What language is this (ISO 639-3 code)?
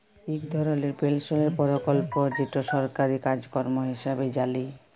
ben